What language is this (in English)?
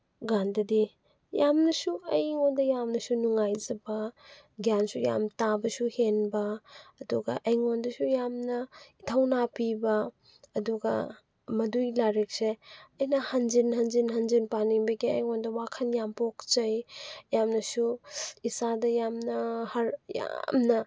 Manipuri